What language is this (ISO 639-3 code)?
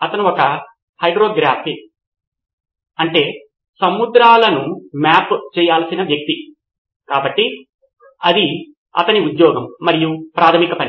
tel